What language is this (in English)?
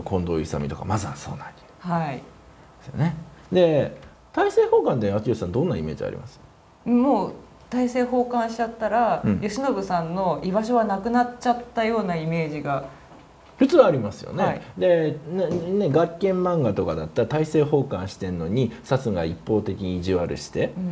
Japanese